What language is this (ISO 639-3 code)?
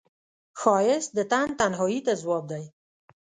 pus